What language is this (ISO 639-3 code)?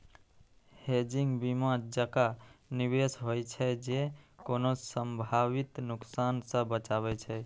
mai